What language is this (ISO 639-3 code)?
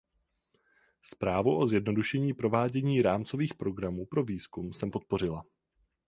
ces